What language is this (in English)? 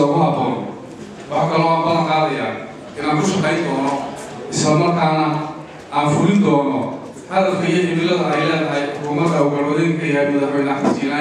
Arabic